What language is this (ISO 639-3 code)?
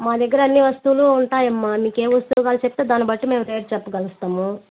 tel